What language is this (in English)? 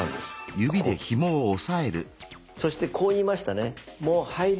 Japanese